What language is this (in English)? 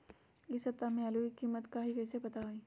Magahi